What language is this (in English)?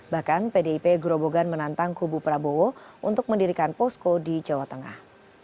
Indonesian